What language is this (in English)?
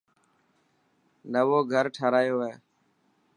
Dhatki